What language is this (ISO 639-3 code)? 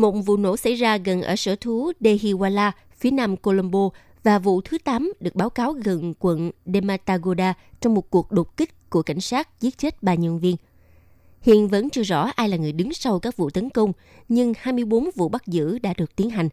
vie